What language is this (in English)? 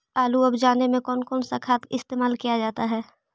Magahi